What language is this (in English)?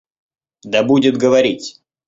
Russian